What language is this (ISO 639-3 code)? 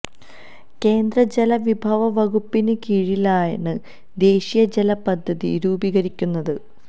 mal